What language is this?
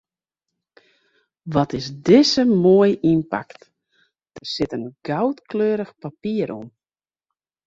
Western Frisian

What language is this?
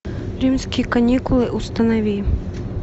Russian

